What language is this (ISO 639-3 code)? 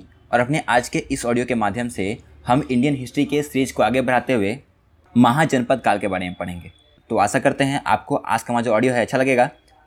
hin